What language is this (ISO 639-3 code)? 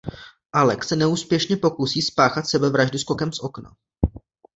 ces